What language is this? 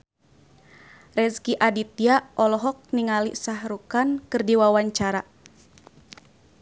Sundanese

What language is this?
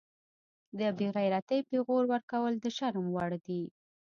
Pashto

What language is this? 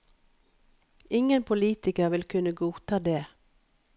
Norwegian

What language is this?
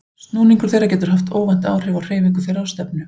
Icelandic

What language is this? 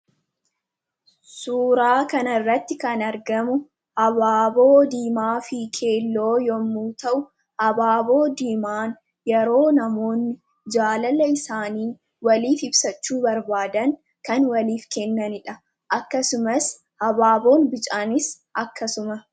Oromo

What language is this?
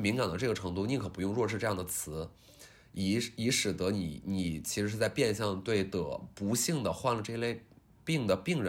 Chinese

